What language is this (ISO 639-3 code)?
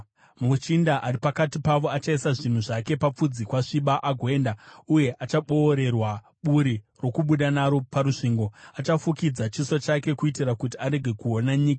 sna